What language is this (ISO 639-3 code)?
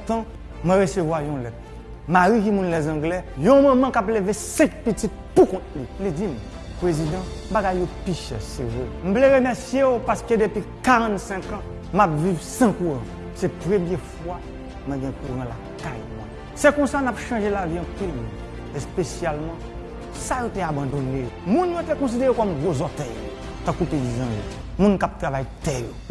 fra